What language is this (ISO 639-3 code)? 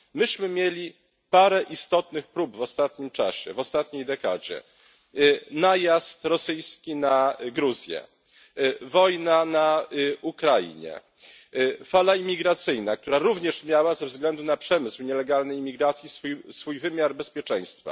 pol